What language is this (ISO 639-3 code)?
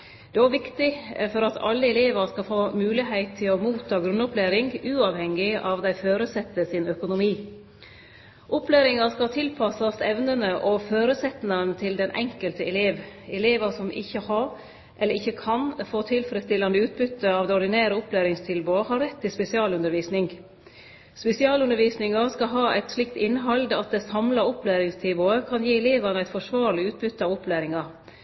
nno